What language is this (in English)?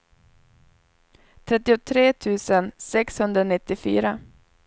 Swedish